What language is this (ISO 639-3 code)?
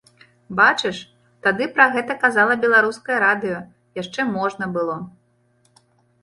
bel